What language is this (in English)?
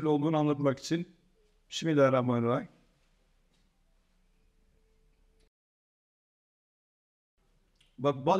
Turkish